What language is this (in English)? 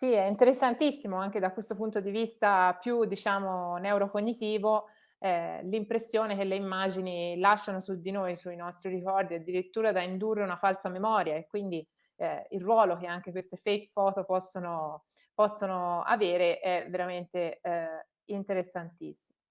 Italian